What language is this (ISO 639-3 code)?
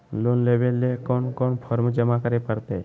mag